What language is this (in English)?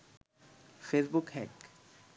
Bangla